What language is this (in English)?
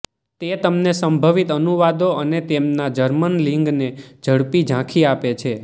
Gujarati